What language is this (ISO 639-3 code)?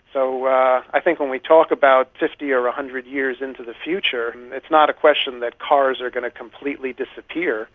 eng